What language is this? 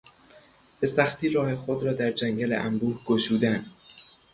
Persian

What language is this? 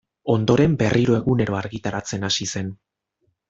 Basque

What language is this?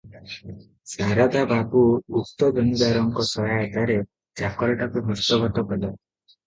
Odia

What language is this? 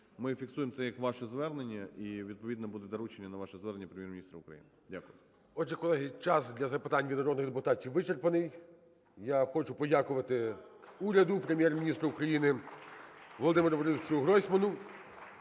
Ukrainian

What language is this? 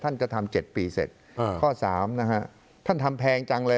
Thai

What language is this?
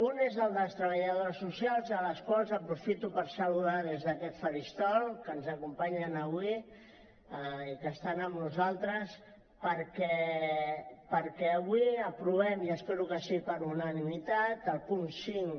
Catalan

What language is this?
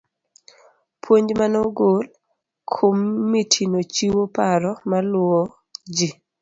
Luo (Kenya and Tanzania)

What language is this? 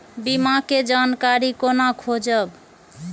Maithili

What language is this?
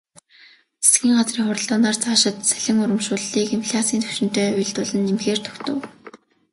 Mongolian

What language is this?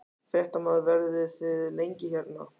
Icelandic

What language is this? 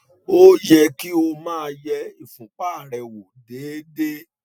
Yoruba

